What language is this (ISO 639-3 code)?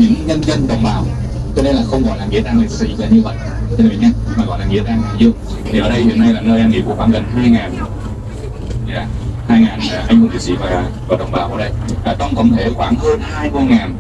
vie